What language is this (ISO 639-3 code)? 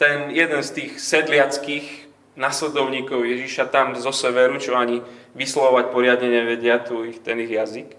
slk